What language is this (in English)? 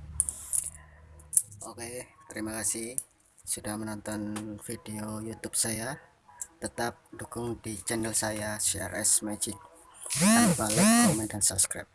Indonesian